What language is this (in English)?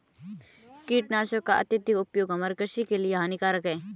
Hindi